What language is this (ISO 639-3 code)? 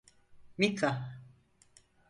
tur